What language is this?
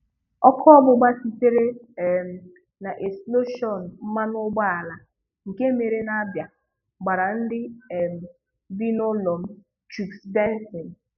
Igbo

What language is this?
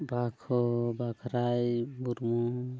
Santali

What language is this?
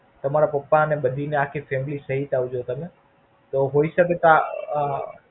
Gujarati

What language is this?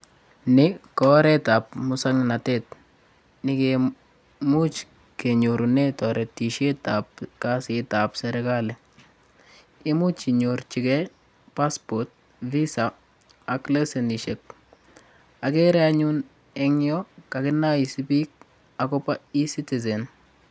Kalenjin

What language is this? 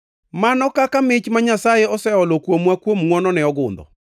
Luo (Kenya and Tanzania)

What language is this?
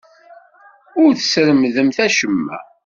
Kabyle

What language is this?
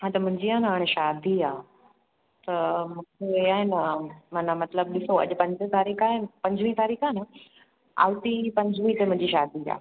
Sindhi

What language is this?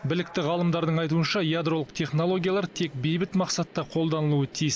Kazakh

